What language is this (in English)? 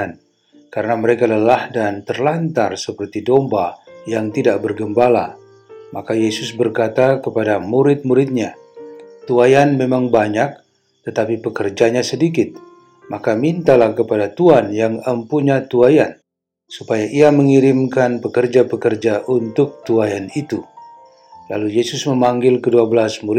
Indonesian